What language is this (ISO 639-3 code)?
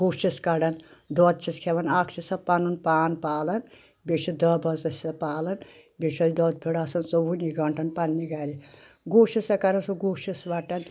kas